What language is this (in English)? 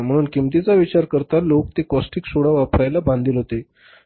Marathi